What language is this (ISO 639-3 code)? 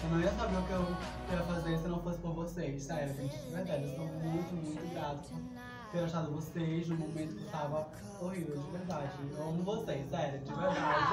por